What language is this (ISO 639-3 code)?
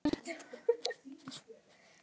isl